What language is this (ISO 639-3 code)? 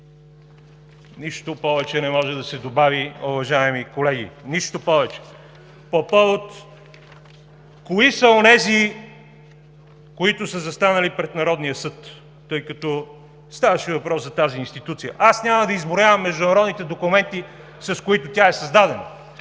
bul